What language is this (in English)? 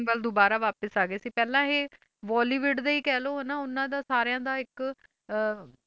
Punjabi